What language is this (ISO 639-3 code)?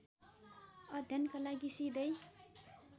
nep